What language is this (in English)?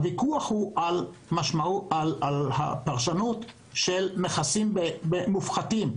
Hebrew